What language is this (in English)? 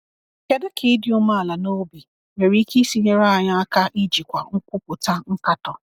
Igbo